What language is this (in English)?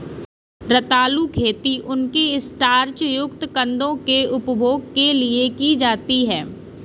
Hindi